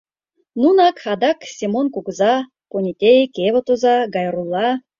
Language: Mari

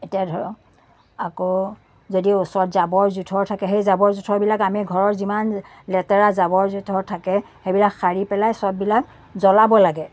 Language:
Assamese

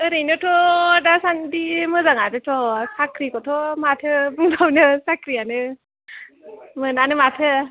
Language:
Bodo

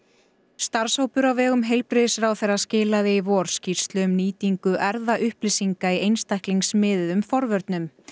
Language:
Icelandic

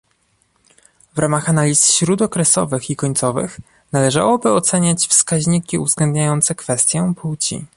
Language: Polish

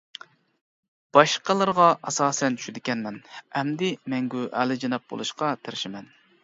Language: Uyghur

